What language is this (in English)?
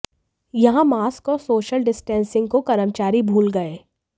Hindi